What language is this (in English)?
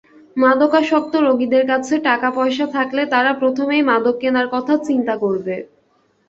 Bangla